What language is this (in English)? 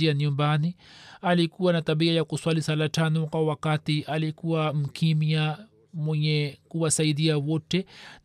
Swahili